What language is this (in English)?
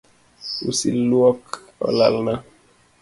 Luo (Kenya and Tanzania)